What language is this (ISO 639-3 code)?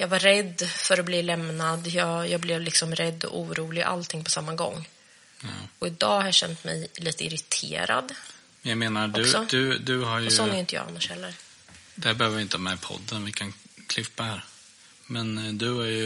swe